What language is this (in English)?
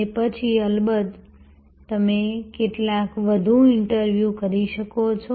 Gujarati